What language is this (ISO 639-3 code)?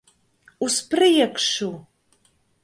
lav